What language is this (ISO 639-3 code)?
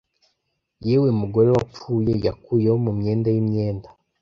kin